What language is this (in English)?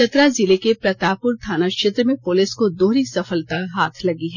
Hindi